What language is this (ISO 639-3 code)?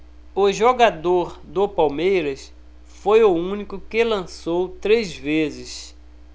por